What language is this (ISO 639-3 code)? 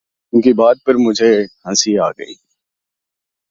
urd